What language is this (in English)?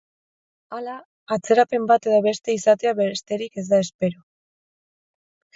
Basque